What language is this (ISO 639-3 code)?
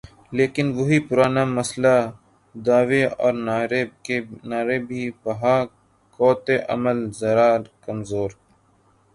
urd